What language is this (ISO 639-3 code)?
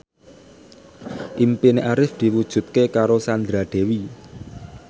jav